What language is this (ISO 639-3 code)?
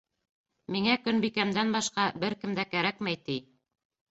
bak